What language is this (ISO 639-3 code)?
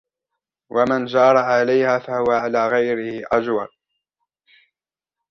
ara